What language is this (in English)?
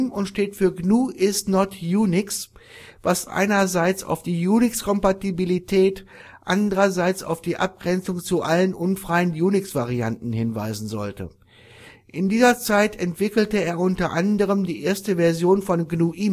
German